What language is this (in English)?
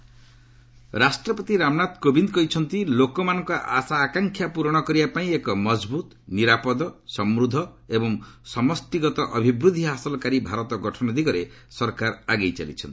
Odia